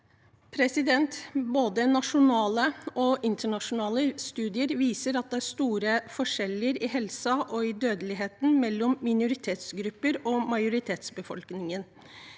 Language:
Norwegian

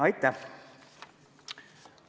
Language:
Estonian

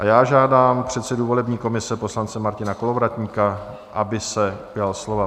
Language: Czech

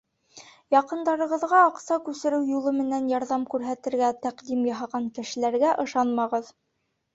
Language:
Bashkir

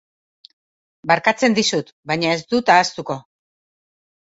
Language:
Basque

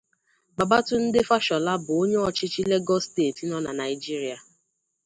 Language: Igbo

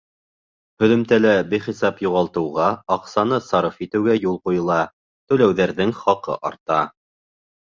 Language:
Bashkir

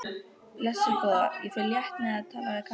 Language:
Icelandic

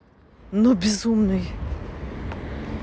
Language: Russian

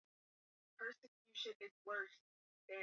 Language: Swahili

